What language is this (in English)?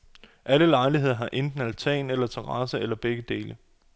Danish